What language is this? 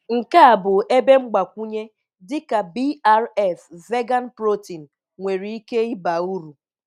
Igbo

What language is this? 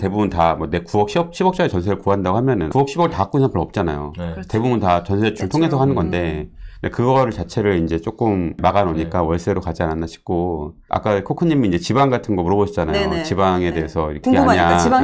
Korean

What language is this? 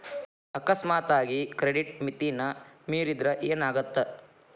Kannada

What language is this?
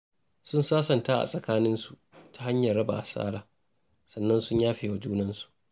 Hausa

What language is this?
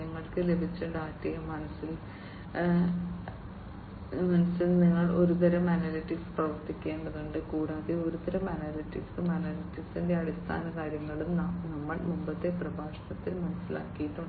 Malayalam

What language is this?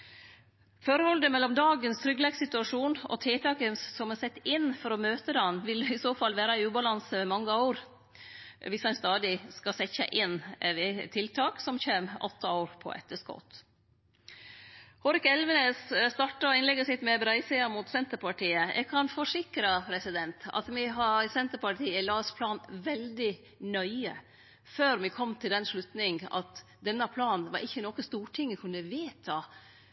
Norwegian Nynorsk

